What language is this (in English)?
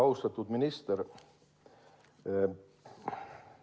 Estonian